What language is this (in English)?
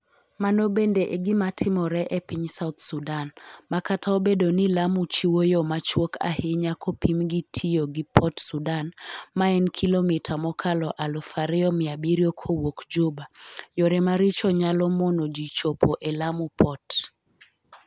Luo (Kenya and Tanzania)